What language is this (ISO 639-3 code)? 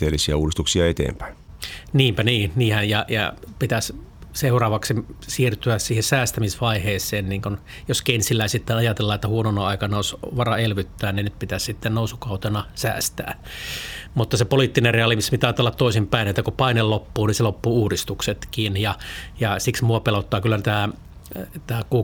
fin